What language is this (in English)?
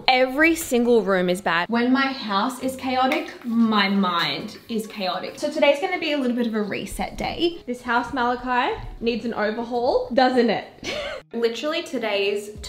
English